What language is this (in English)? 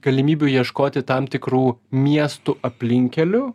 Lithuanian